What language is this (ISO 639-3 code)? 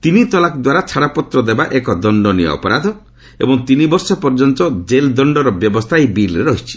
ori